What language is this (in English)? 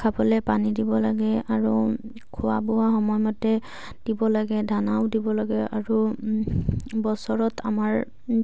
Assamese